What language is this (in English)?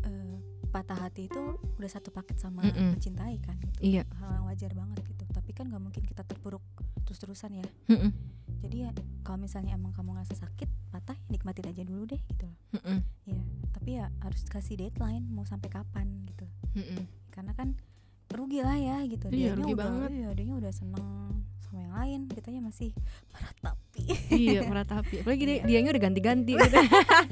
Indonesian